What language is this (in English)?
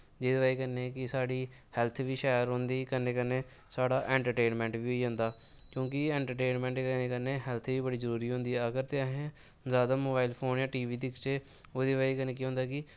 Dogri